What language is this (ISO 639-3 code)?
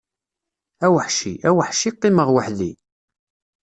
kab